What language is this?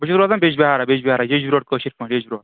Kashmiri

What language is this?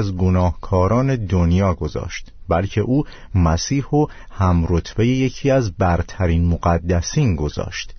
Persian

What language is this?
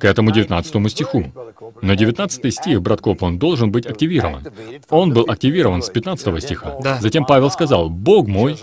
Russian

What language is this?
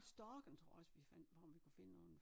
Danish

